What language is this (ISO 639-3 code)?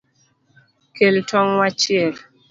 luo